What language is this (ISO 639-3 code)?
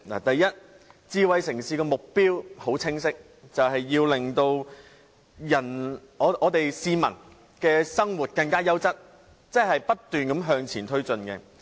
yue